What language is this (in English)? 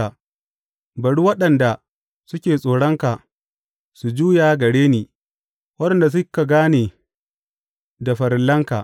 Hausa